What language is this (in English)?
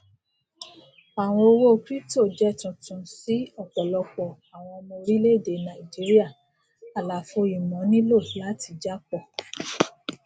Yoruba